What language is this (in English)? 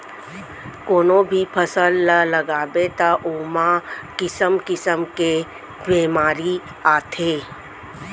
Chhattisgarhi